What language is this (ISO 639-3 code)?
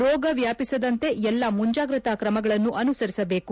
kan